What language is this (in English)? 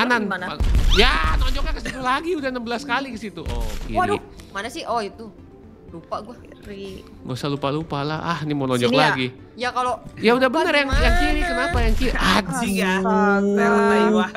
Indonesian